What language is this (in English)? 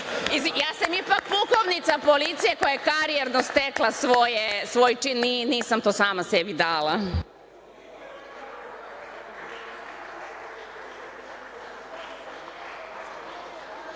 Serbian